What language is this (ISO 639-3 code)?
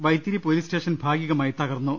mal